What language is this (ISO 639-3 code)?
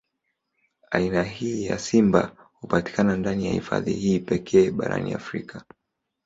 swa